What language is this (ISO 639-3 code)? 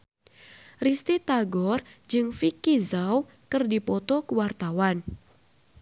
sun